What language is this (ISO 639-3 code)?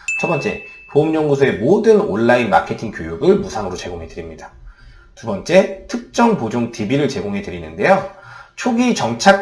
kor